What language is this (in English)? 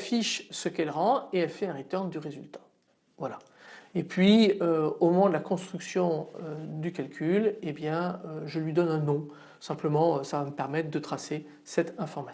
French